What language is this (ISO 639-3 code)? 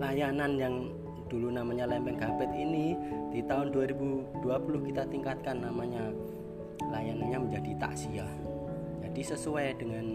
ind